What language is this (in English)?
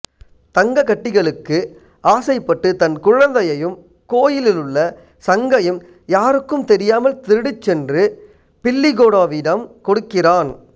Tamil